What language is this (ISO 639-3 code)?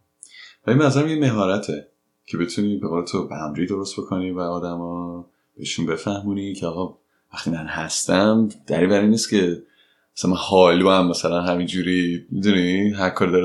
fas